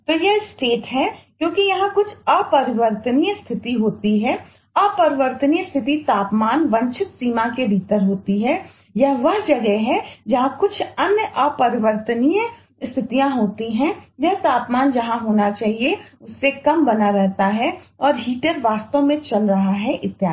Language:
Hindi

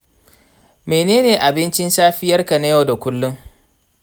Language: Hausa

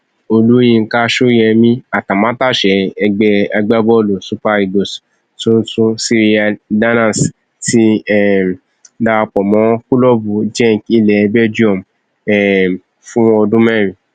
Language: Yoruba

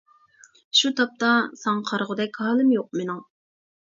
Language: Uyghur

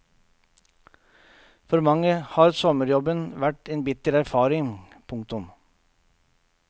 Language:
Norwegian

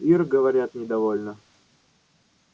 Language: Russian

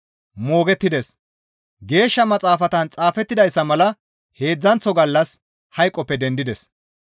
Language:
Gamo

